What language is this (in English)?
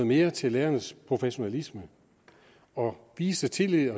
Danish